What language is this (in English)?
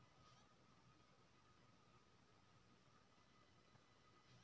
Maithili